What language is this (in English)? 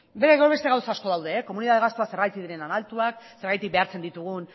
Basque